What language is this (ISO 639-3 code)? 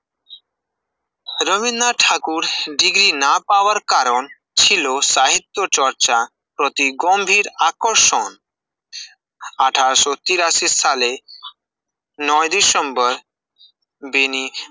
ben